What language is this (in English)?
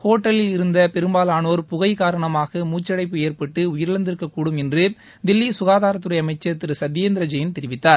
Tamil